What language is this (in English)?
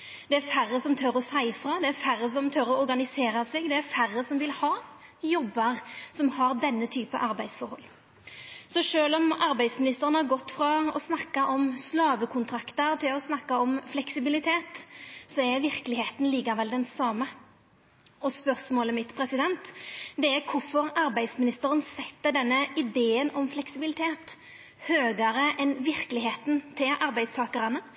Norwegian Nynorsk